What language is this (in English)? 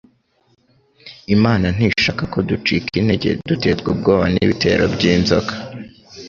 Kinyarwanda